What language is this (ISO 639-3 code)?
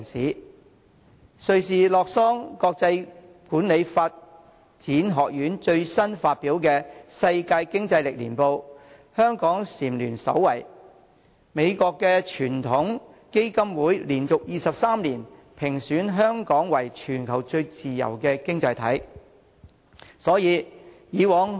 yue